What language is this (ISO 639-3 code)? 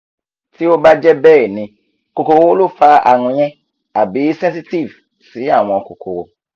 yor